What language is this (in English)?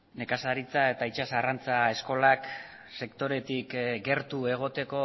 Basque